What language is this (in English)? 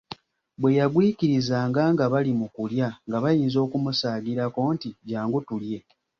Ganda